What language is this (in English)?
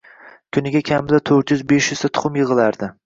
Uzbek